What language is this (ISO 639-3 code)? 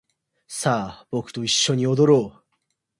jpn